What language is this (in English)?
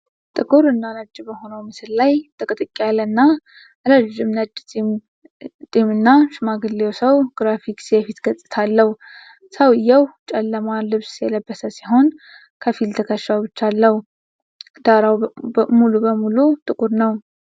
Amharic